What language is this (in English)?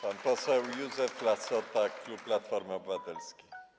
Polish